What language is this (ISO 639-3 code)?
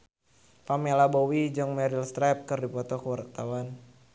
sun